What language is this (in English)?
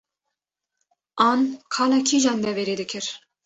Kurdish